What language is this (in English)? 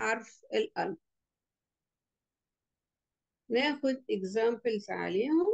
Arabic